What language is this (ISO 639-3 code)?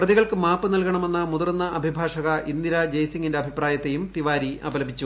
mal